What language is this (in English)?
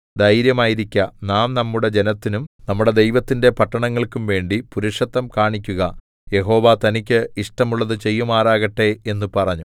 Malayalam